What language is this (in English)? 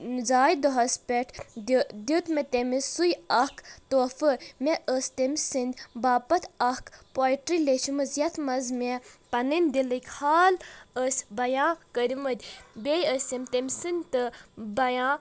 Kashmiri